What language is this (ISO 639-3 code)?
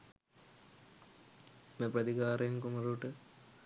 sin